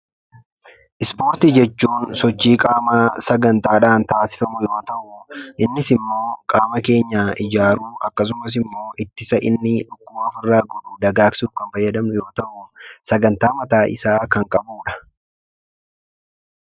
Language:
Oromo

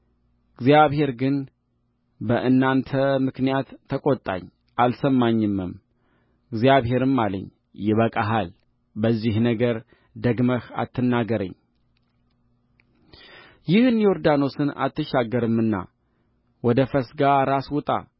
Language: Amharic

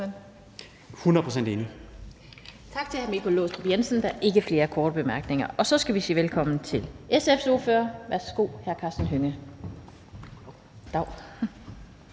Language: Danish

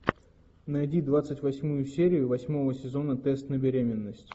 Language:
Russian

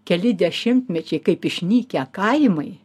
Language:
Lithuanian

